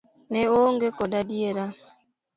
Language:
Luo (Kenya and Tanzania)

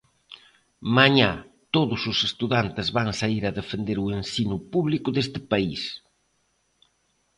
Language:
Galician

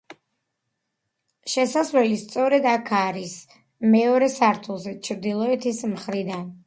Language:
Georgian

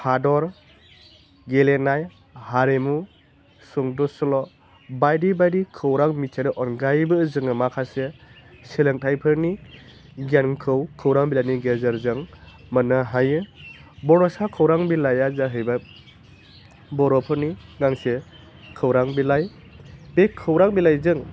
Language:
Bodo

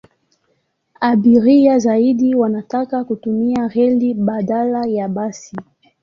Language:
Swahili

